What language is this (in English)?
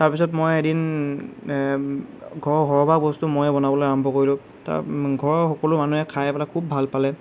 Assamese